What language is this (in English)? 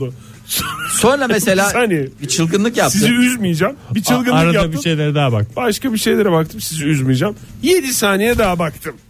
Turkish